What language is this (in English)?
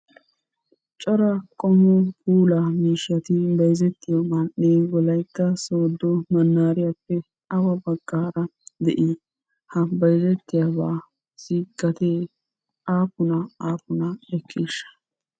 Wolaytta